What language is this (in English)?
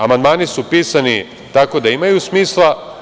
Serbian